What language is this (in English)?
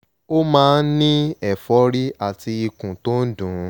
Yoruba